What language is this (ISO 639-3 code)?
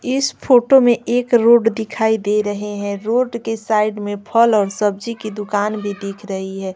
hin